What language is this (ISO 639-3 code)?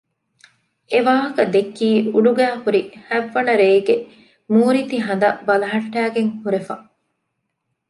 div